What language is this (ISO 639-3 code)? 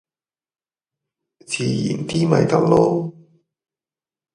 yue